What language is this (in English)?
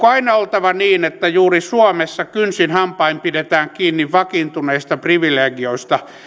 Finnish